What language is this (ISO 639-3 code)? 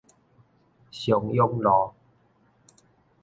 nan